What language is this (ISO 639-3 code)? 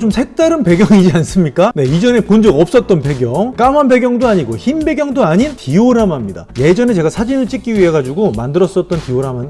kor